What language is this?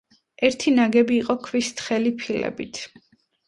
Georgian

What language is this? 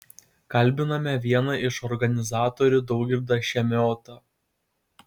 Lithuanian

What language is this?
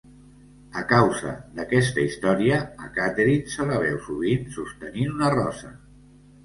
Catalan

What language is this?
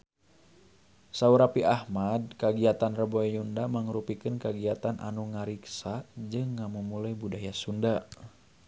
Sundanese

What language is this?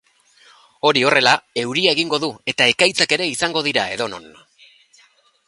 Basque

